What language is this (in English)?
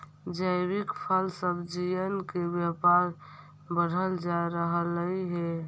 Magahi